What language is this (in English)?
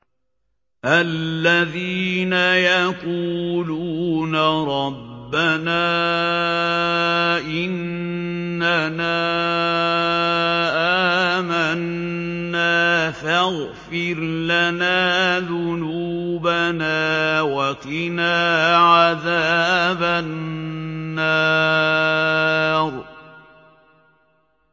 Arabic